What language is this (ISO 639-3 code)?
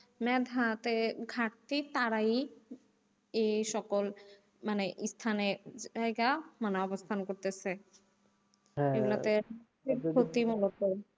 ben